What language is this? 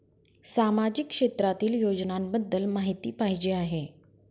Marathi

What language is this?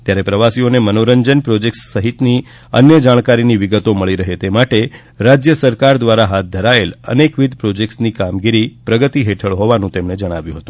Gujarati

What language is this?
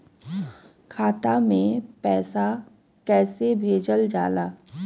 Bhojpuri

